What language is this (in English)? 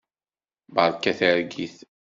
Kabyle